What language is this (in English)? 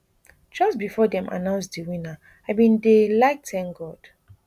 Nigerian Pidgin